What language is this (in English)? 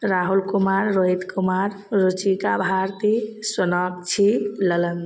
Maithili